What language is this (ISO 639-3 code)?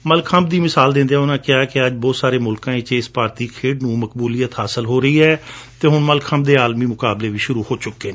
pan